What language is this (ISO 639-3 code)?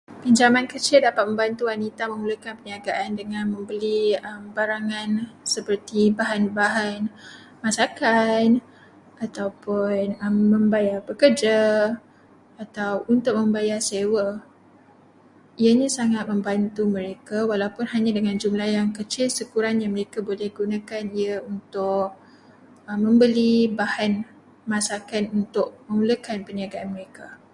msa